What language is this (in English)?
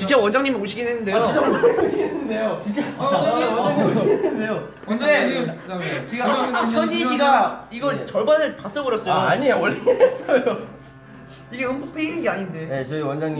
Korean